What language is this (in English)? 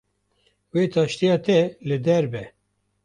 Kurdish